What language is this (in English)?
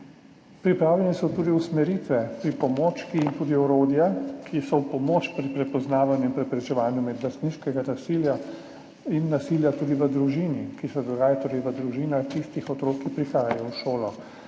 Slovenian